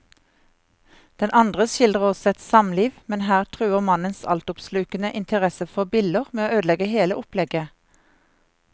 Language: Norwegian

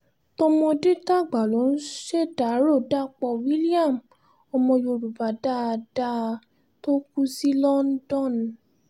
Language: Yoruba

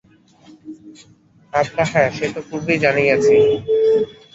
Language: Bangla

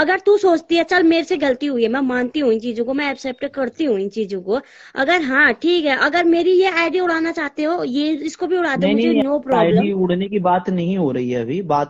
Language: Hindi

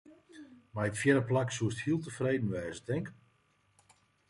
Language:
Western Frisian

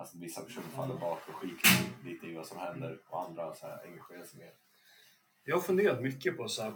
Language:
Swedish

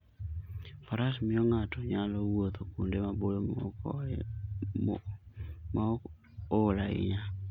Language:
Luo (Kenya and Tanzania)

